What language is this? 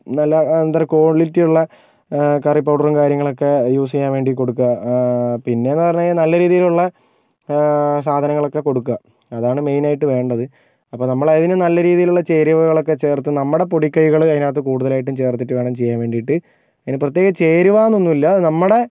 Malayalam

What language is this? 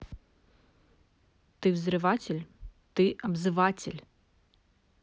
Russian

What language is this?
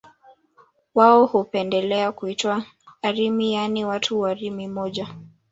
Swahili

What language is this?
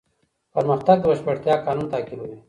Pashto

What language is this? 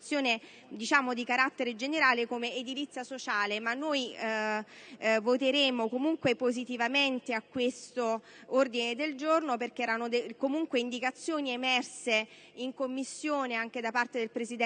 Italian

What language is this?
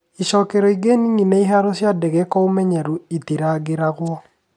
Kikuyu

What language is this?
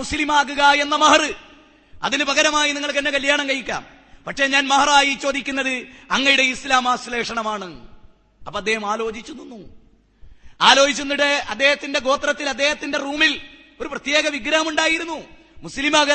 Malayalam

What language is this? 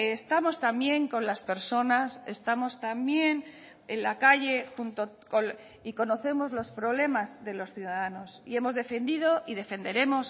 Spanish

